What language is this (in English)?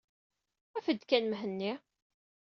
Kabyle